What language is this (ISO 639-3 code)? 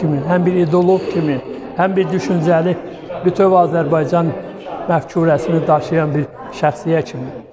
tur